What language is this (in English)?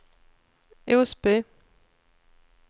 Swedish